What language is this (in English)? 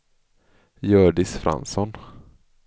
Swedish